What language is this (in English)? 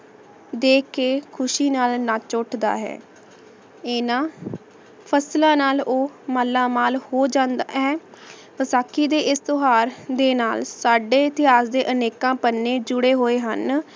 Punjabi